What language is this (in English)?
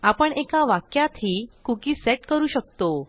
Marathi